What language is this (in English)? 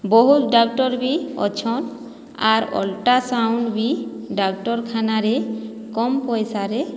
Odia